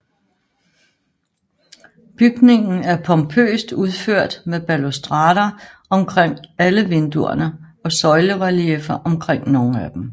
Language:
Danish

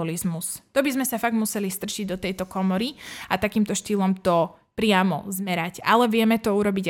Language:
Slovak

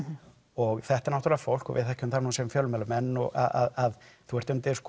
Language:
Icelandic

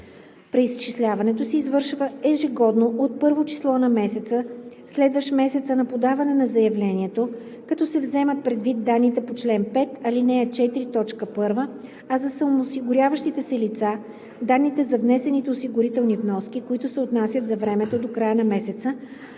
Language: Bulgarian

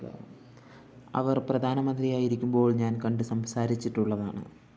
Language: Malayalam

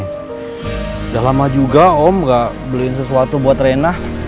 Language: Indonesian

